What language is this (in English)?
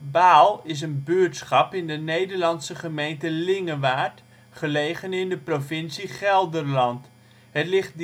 Dutch